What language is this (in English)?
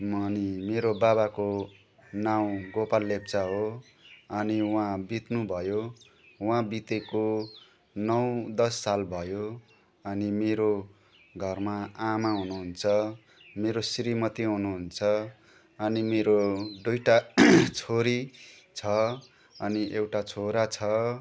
Nepali